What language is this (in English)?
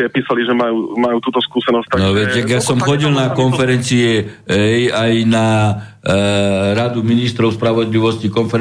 Slovak